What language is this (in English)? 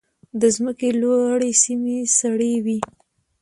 Pashto